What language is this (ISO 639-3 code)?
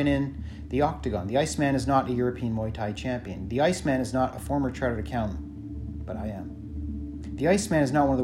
eng